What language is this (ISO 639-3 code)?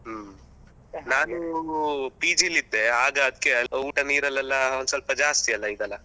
kan